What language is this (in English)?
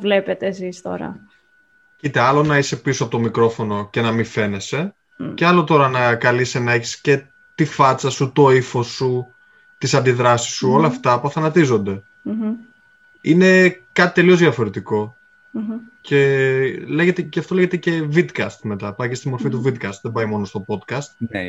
Greek